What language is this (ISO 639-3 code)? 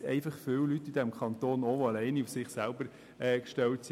gsw